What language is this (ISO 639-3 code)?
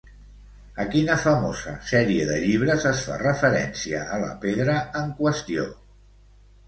cat